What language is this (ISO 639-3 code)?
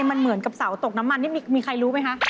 tha